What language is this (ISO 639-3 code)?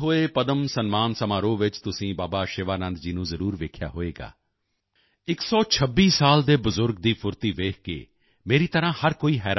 pan